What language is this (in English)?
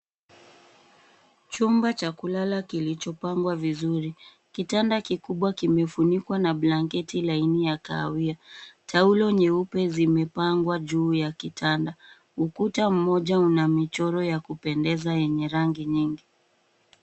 Swahili